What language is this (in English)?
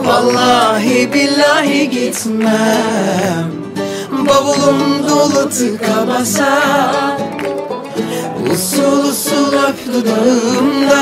Turkish